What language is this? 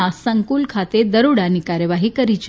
Gujarati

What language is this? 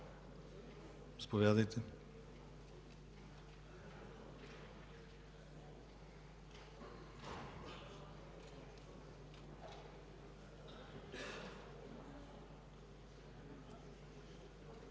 Bulgarian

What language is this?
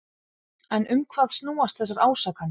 Icelandic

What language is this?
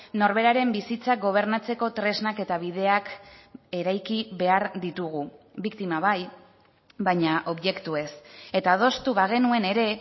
Basque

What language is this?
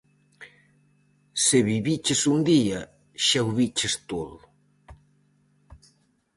Galician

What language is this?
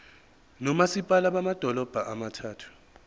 Zulu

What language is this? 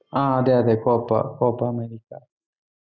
Malayalam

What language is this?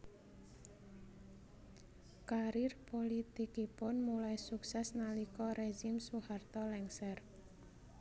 Javanese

